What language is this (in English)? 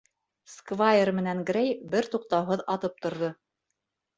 Bashkir